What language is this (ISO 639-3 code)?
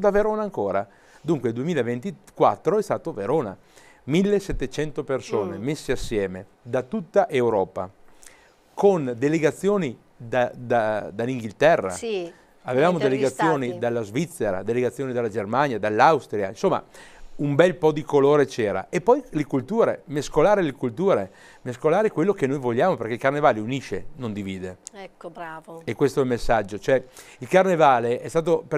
ita